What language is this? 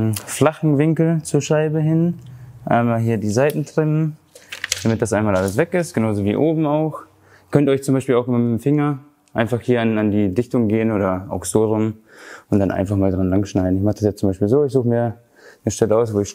German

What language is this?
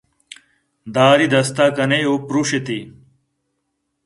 Eastern Balochi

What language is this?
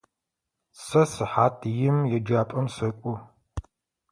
Adyghe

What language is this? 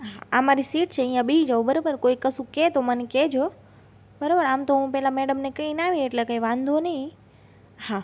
Gujarati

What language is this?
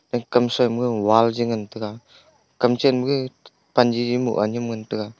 Wancho Naga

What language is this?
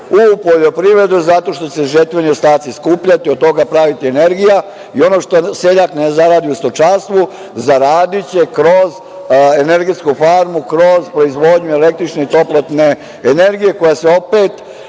Serbian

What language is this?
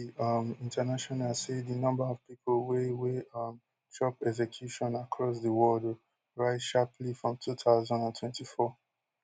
Nigerian Pidgin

